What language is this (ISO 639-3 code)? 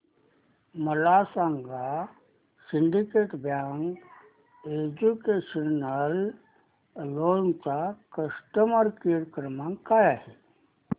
mar